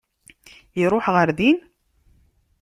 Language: Kabyle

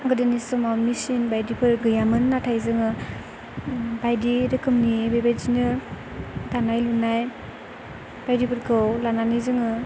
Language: Bodo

